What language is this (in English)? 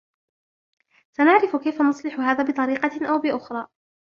Arabic